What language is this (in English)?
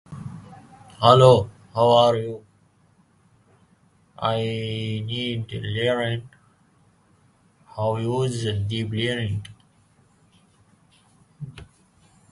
English